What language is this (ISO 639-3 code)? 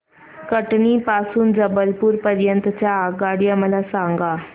mar